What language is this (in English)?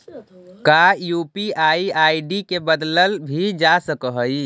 Magahi